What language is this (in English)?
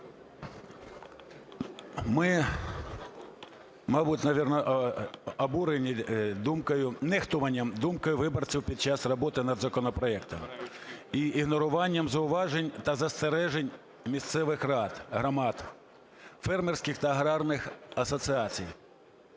Ukrainian